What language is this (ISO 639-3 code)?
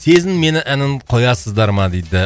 kaz